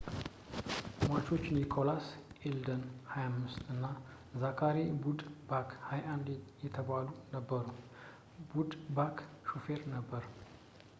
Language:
Amharic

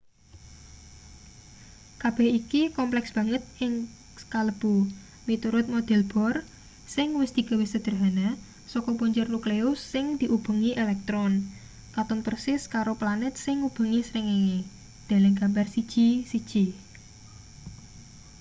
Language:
Javanese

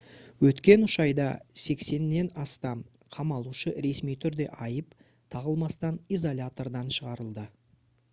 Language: Kazakh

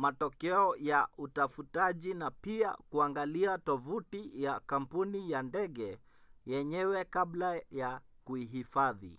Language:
Swahili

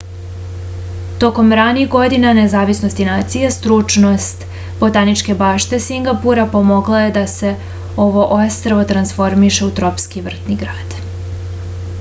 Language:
Serbian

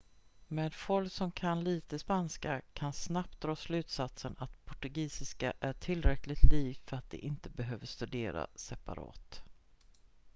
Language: Swedish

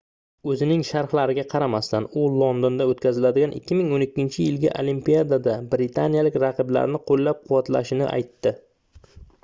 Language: Uzbek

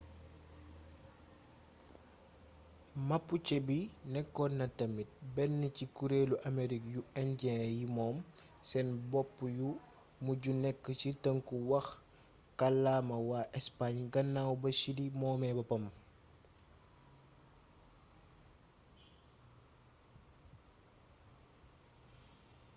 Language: Wolof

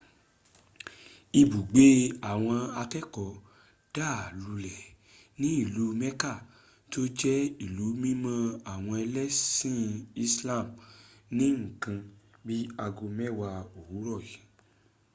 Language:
Yoruba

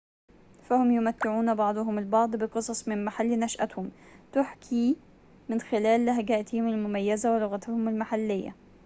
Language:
Arabic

